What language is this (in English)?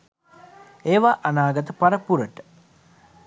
Sinhala